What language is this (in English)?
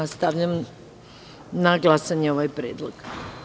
Serbian